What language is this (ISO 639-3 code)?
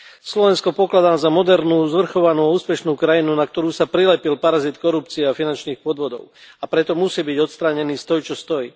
slk